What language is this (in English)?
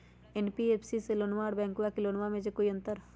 Magahi